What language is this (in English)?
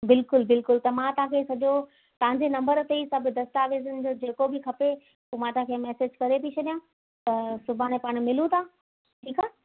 Sindhi